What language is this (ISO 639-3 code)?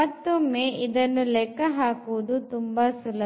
kan